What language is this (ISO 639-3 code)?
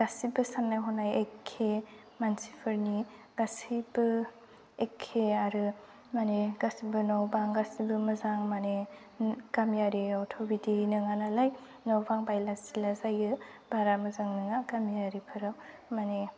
brx